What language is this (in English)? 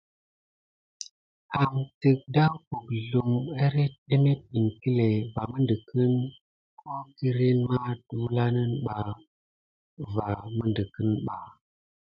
Gidar